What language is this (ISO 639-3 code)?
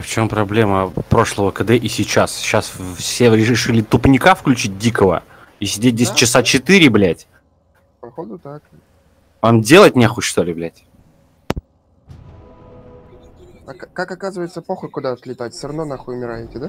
rus